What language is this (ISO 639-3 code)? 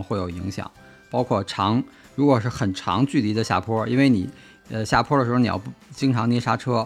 zho